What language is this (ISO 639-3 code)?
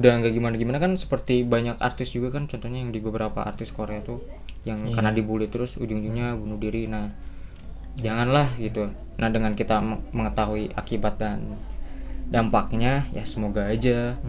ind